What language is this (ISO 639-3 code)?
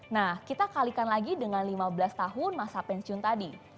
ind